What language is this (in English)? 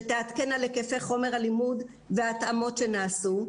Hebrew